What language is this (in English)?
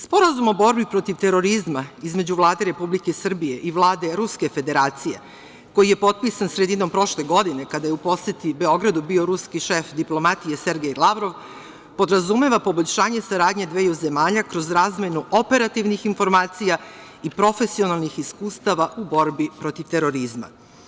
Serbian